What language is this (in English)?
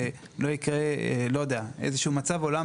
Hebrew